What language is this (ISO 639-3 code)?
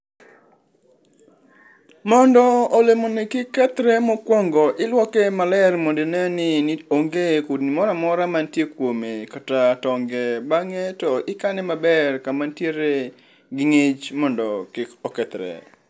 luo